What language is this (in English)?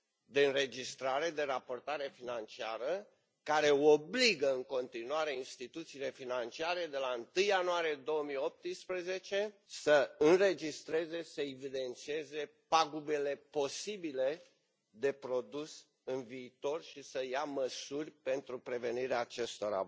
Romanian